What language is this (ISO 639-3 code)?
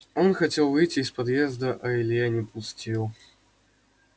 rus